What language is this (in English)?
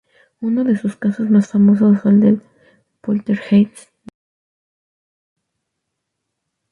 Spanish